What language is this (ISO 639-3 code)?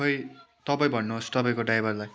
nep